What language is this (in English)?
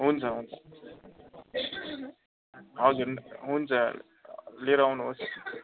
Nepali